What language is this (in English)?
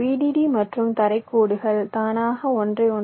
Tamil